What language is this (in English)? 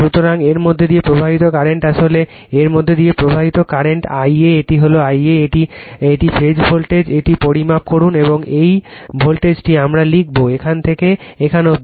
Bangla